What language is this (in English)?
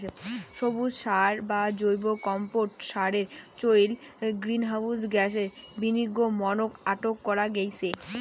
Bangla